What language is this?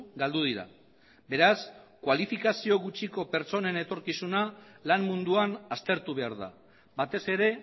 Basque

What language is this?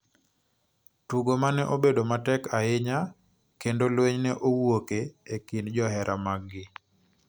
Luo (Kenya and Tanzania)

